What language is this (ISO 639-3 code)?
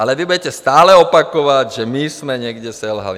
ces